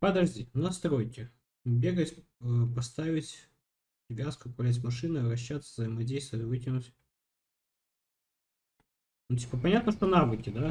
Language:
Russian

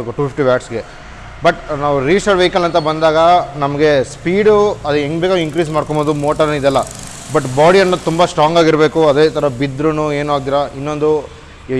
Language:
Kannada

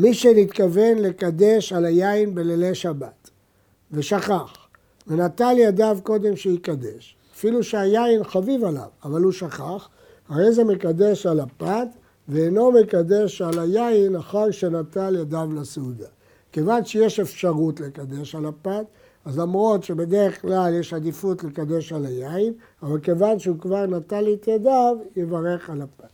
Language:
Hebrew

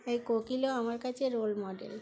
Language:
Bangla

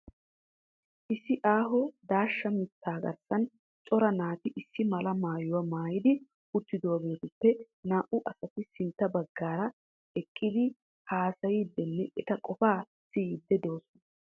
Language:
Wolaytta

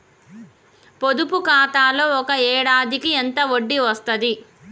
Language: Telugu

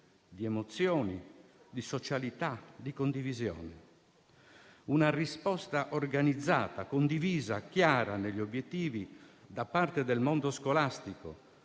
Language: Italian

